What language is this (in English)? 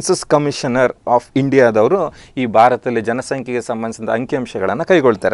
Hindi